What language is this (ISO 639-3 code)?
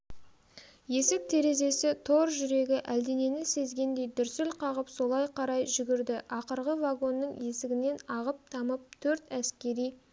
kaz